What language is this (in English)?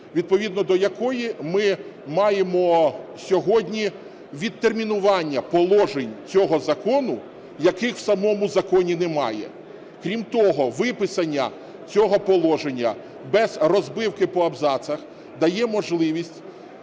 Ukrainian